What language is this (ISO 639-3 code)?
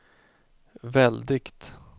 swe